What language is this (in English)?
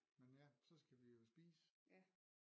Danish